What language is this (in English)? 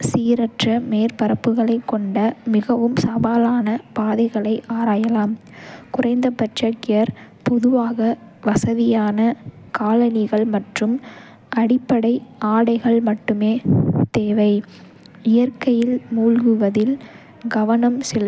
Kota (India)